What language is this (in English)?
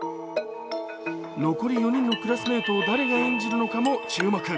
Japanese